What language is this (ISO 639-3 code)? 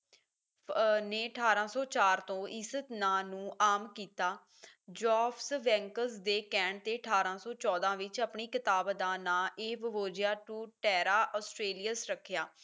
pan